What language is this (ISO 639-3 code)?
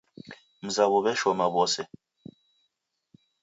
dav